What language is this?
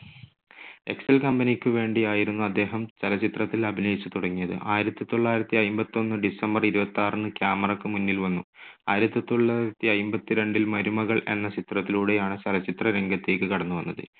Malayalam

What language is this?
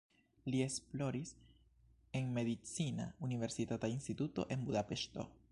Esperanto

